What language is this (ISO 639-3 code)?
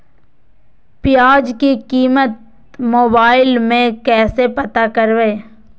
mag